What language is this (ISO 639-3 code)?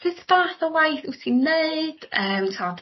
cym